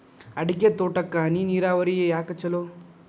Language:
Kannada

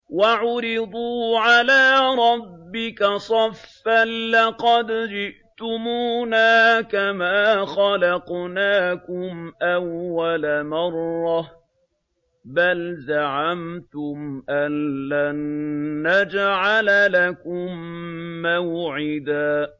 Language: Arabic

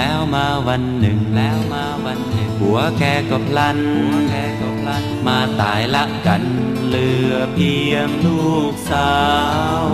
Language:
Thai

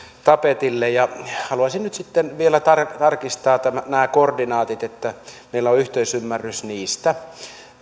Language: Finnish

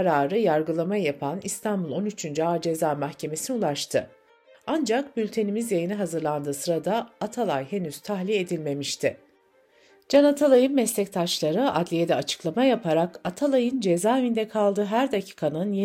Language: Turkish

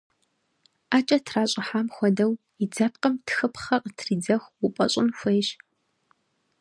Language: Kabardian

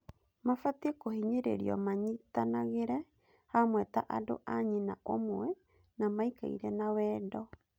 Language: Kikuyu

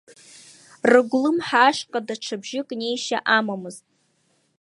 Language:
Abkhazian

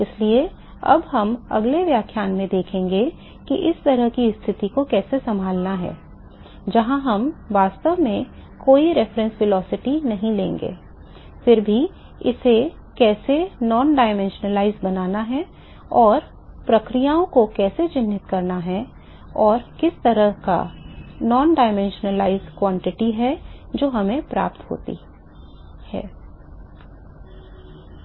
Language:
Hindi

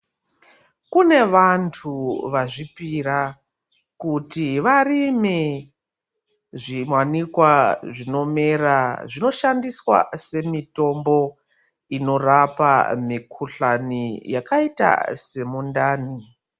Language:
Ndau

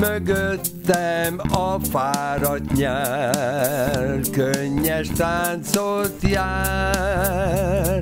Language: Hungarian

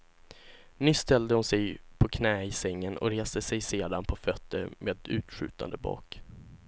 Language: Swedish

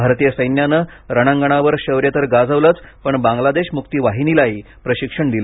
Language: Marathi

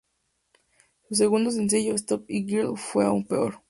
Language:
Spanish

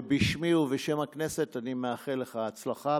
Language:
Hebrew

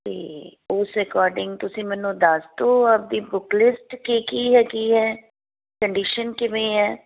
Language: Punjabi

